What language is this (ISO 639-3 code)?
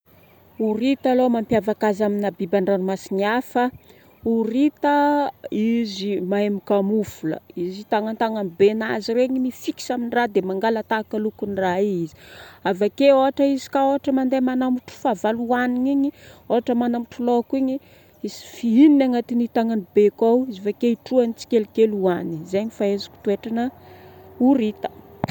bmm